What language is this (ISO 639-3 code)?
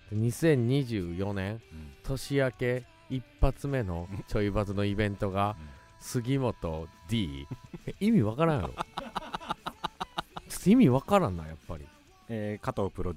jpn